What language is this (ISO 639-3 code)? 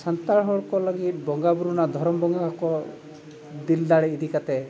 sat